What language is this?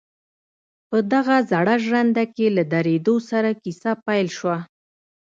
Pashto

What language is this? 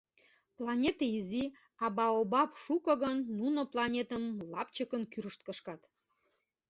Mari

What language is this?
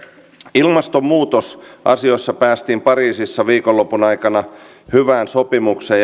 Finnish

